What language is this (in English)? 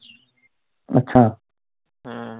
Punjabi